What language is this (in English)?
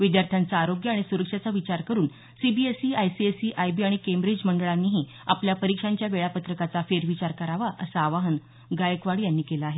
Marathi